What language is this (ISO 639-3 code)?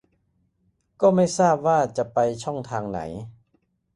tha